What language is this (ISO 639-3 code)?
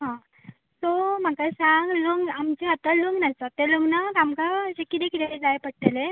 kok